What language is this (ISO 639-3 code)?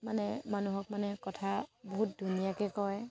asm